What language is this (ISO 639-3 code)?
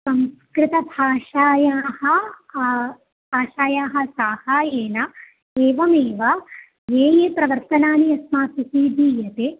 san